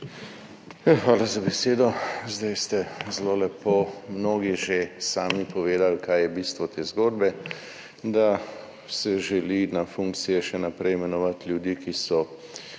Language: Slovenian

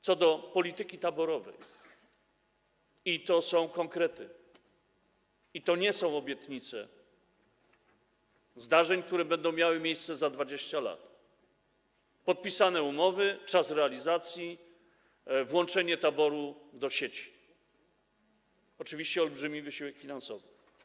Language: Polish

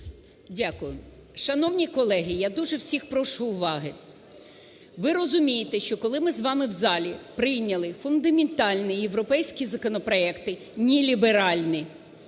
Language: Ukrainian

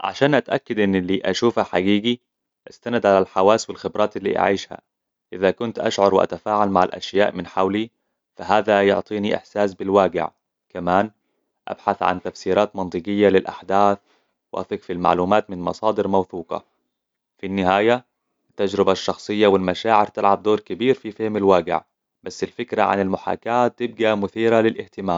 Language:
Hijazi Arabic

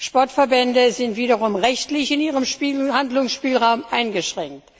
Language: German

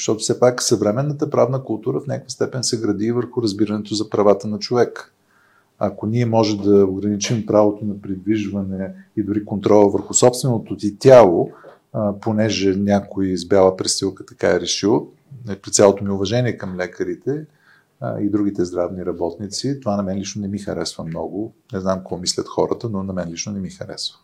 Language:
Bulgarian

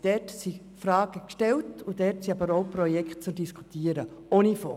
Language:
Swiss German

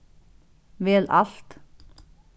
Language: Faroese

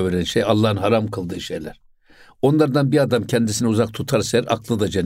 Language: Turkish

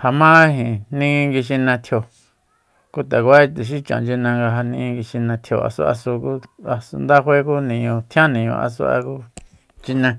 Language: Soyaltepec Mazatec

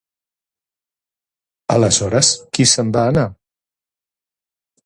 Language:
Catalan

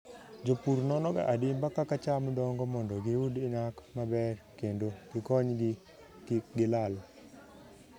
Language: Luo (Kenya and Tanzania)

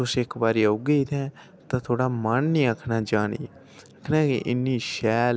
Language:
Dogri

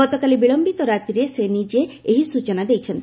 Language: Odia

